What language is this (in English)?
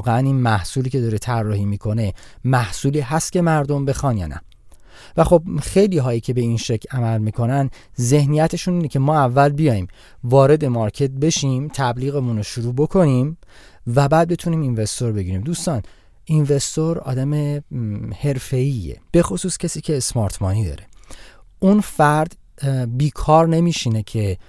Persian